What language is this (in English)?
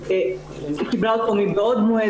Hebrew